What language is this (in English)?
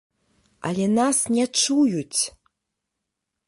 Belarusian